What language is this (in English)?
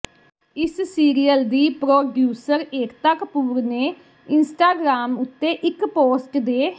Punjabi